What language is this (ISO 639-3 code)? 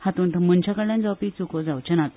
kok